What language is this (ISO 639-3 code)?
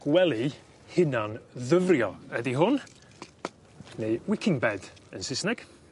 cym